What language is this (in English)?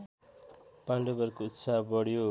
Nepali